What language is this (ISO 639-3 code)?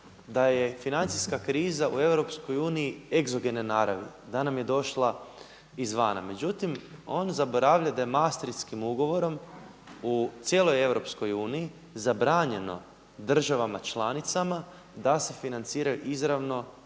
hrv